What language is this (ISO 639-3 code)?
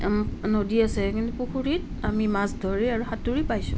asm